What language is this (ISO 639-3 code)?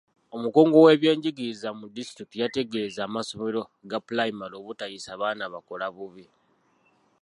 lug